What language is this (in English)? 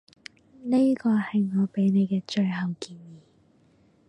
Cantonese